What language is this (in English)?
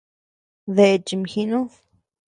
Tepeuxila Cuicatec